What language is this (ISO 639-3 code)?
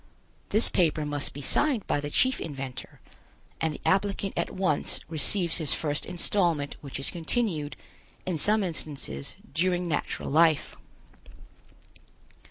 eng